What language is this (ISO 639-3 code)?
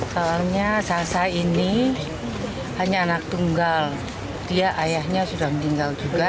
ind